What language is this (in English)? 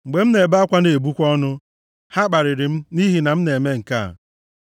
Igbo